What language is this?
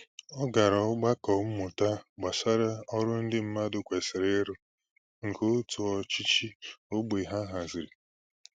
Igbo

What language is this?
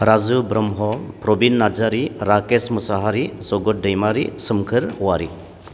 Bodo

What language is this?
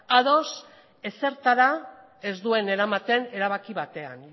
Basque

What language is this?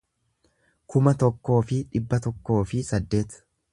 Oromo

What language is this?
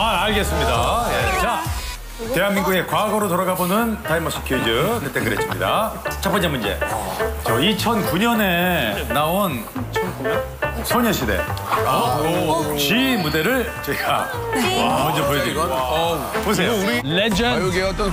Korean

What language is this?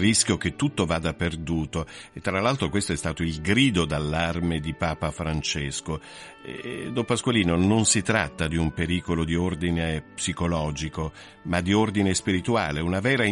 Italian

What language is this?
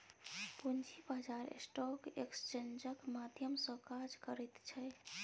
Maithili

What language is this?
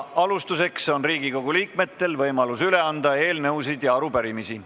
Estonian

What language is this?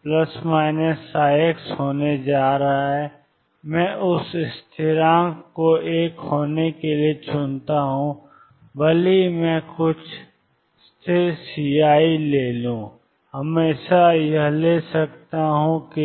Hindi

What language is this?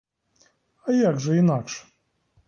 Ukrainian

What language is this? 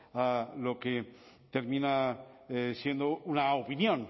Spanish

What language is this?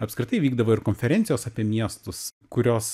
Lithuanian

